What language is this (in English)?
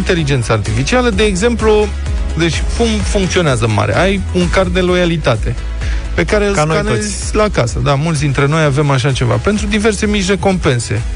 Romanian